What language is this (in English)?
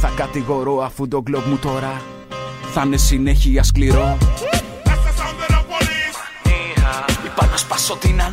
Greek